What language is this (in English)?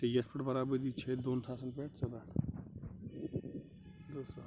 Kashmiri